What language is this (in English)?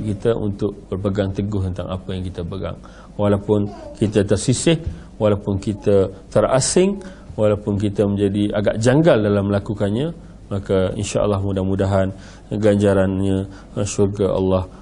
Malay